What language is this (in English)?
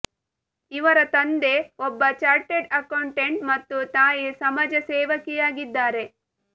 Kannada